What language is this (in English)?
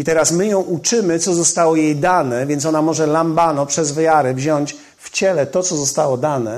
Polish